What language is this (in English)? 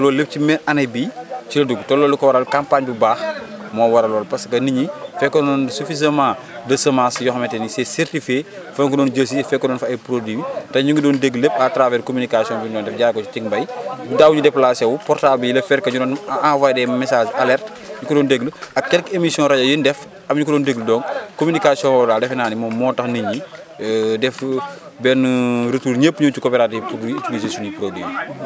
Wolof